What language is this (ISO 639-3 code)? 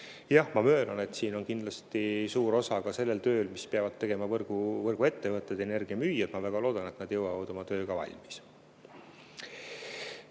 est